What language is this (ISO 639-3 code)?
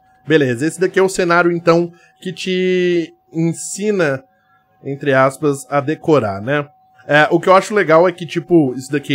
por